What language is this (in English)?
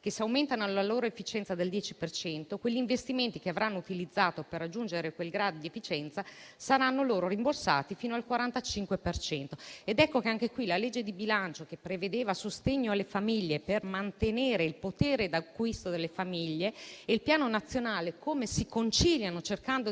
Italian